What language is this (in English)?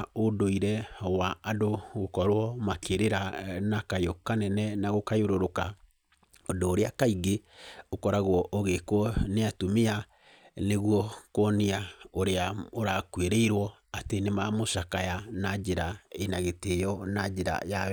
Kikuyu